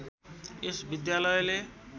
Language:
Nepali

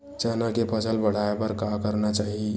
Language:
Chhattisgarhi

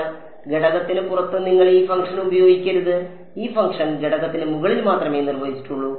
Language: Malayalam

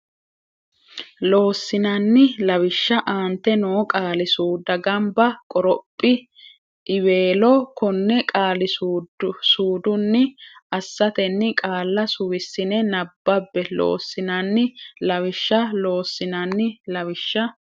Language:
Sidamo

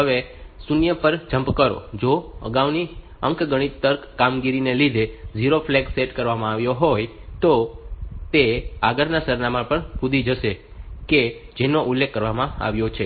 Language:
Gujarati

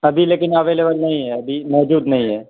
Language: Urdu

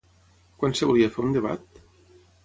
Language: Catalan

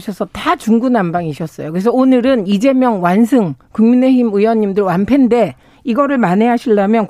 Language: Korean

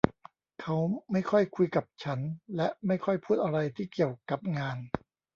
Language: Thai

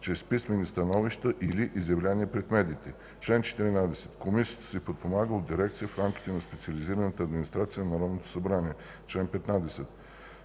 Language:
Bulgarian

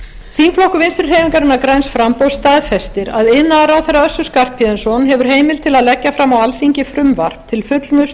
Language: Icelandic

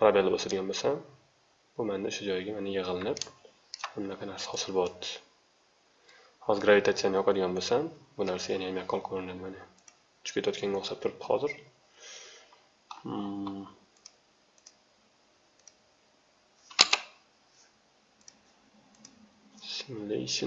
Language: Turkish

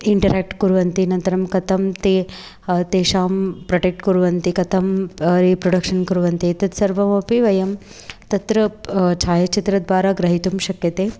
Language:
Sanskrit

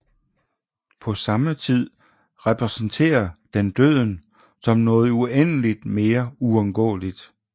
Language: Danish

